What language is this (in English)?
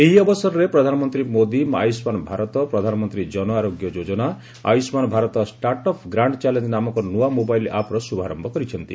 Odia